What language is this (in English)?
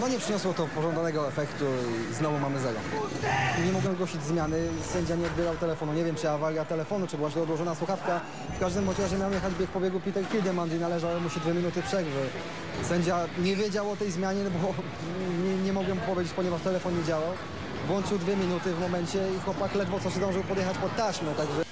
Polish